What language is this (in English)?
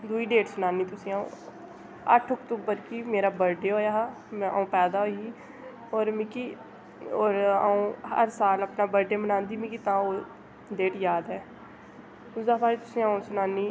Dogri